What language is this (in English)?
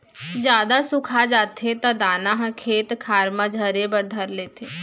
Chhattisgarhi